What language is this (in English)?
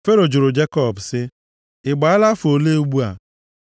Igbo